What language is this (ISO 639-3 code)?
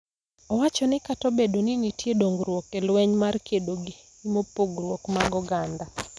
luo